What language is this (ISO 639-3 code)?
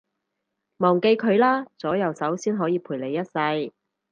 yue